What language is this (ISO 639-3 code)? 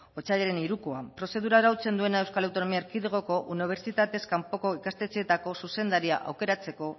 eus